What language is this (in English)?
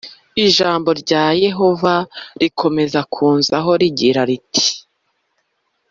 Kinyarwanda